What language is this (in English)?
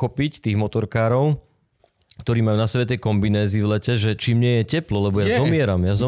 Slovak